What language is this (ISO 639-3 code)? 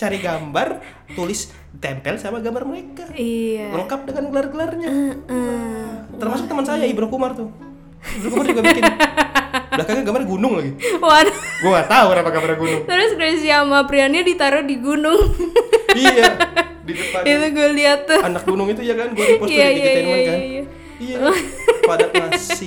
ind